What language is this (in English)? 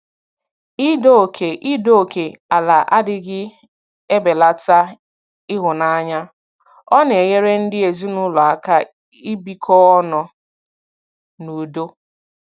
Igbo